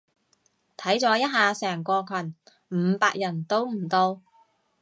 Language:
Cantonese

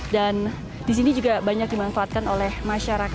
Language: Indonesian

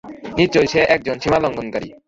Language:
Bangla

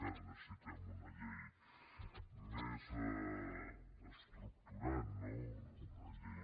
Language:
Catalan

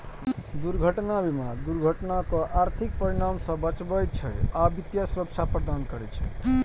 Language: Maithili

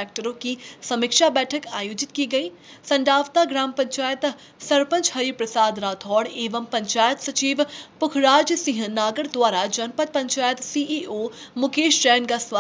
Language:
Hindi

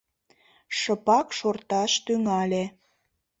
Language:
Mari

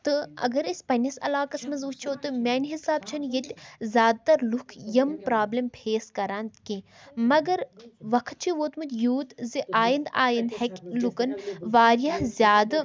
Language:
Kashmiri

